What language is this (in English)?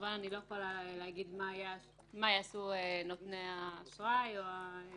Hebrew